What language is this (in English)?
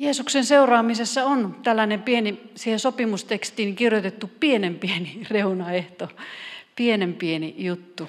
Finnish